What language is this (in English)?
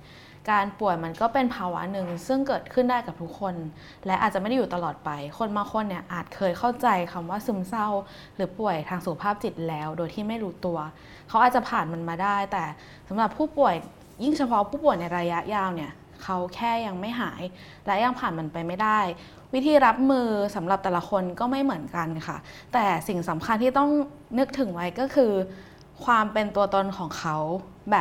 Thai